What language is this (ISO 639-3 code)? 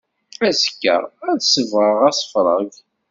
kab